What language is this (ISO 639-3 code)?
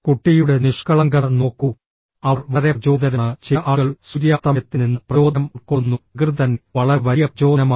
mal